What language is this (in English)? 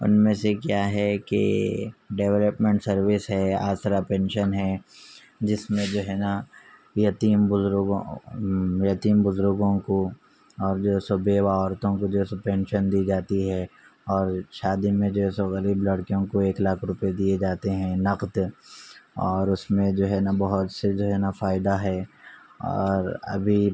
Urdu